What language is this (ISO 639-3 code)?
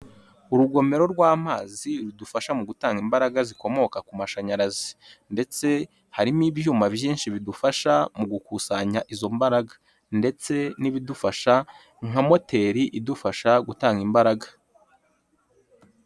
kin